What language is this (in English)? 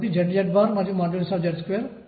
Telugu